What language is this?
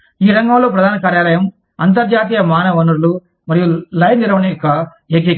Telugu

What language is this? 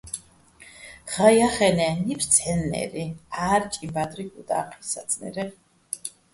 Bats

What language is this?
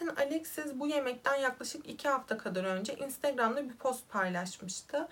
Turkish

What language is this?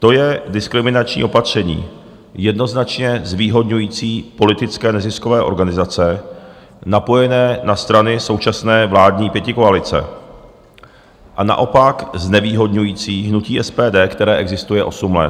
Czech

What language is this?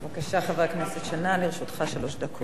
Hebrew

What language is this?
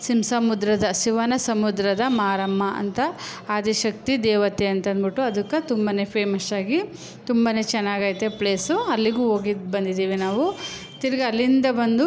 Kannada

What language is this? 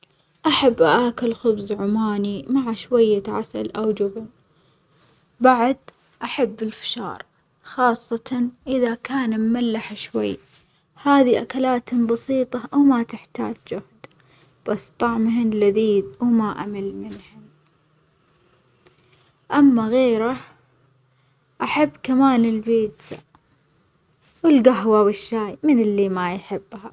Omani Arabic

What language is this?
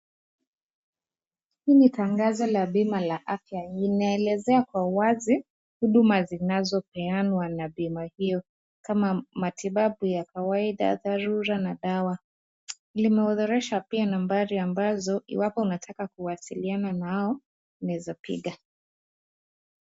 Swahili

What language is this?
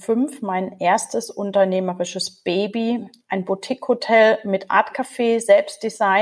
German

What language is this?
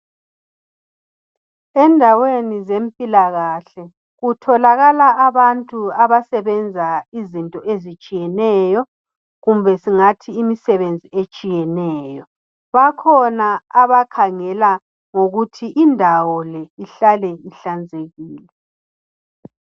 North Ndebele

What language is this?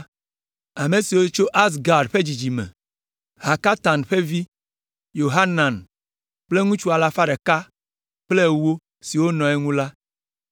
Ewe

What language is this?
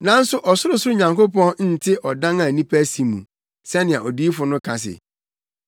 Akan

